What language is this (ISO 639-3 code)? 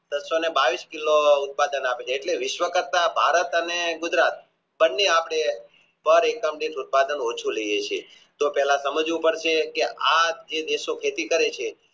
guj